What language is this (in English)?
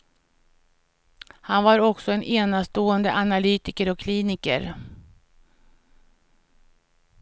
Swedish